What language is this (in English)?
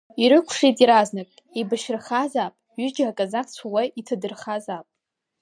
Abkhazian